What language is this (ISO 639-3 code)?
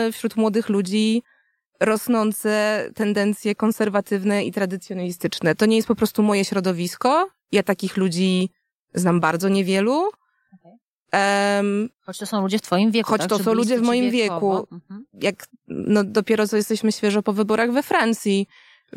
pol